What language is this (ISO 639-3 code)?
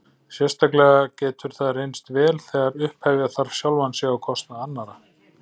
isl